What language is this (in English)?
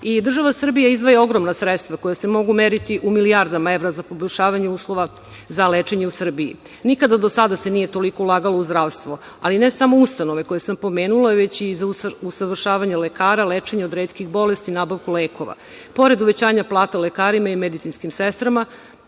Serbian